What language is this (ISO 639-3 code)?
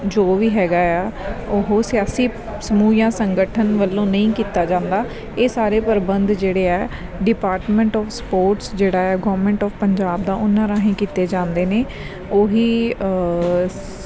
pan